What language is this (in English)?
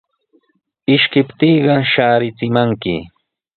Sihuas Ancash Quechua